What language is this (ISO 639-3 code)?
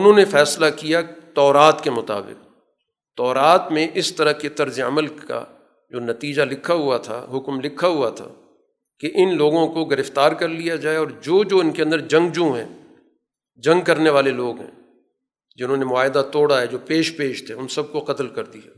urd